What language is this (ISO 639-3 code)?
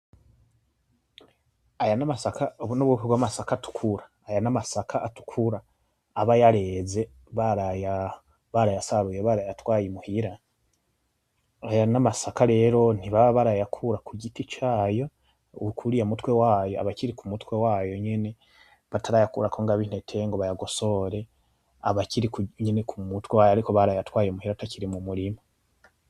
run